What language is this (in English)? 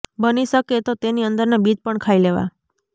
Gujarati